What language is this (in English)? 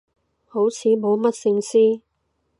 Cantonese